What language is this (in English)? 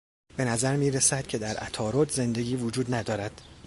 Persian